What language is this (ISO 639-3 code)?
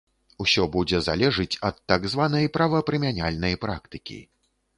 bel